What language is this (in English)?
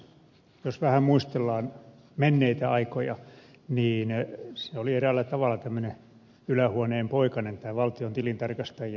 Finnish